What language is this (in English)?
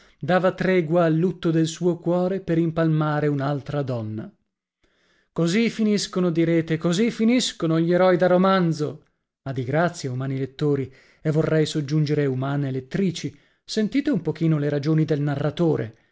Italian